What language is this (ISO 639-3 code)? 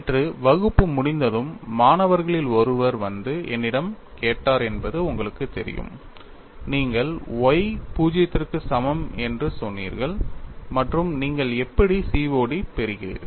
tam